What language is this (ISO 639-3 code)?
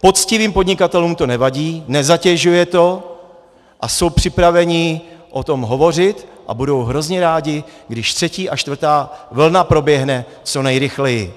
ces